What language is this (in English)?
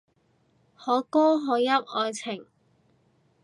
Cantonese